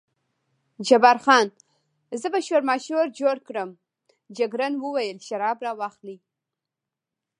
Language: Pashto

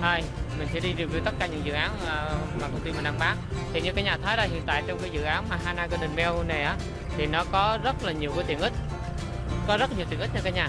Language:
Vietnamese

